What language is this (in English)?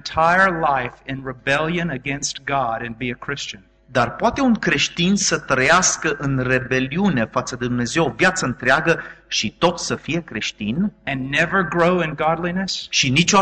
Romanian